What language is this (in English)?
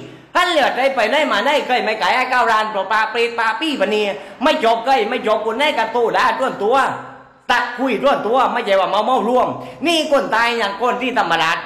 Thai